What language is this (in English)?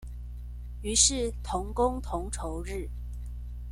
Chinese